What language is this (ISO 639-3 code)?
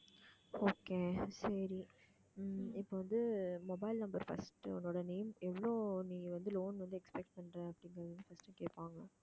tam